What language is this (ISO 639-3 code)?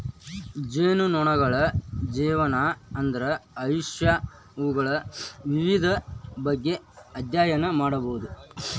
kan